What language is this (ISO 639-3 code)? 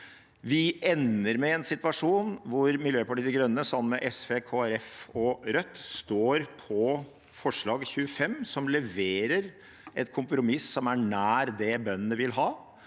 nor